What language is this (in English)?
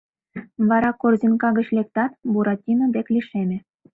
Mari